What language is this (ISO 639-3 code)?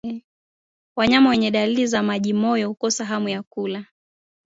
swa